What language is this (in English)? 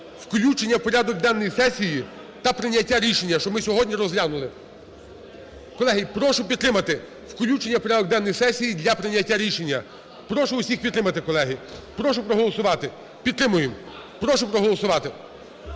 Ukrainian